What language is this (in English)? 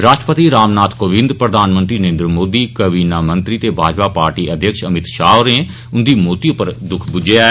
Dogri